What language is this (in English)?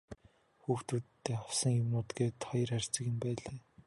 Mongolian